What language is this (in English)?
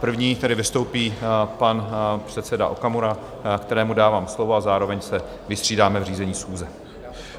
Czech